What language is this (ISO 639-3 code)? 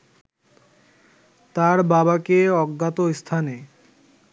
ben